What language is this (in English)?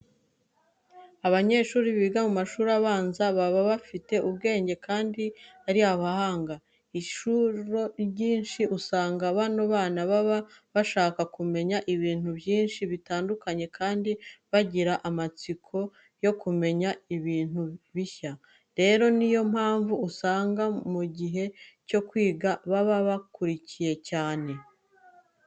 Kinyarwanda